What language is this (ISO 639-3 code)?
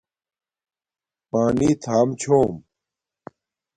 dmk